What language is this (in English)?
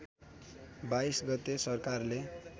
Nepali